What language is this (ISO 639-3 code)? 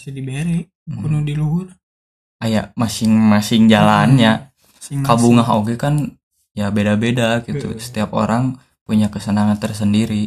ind